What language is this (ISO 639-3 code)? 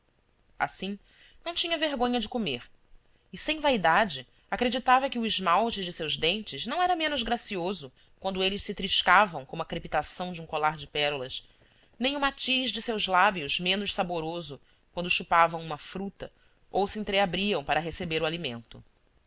por